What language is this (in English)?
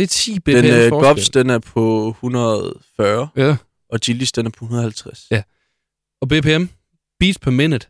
Danish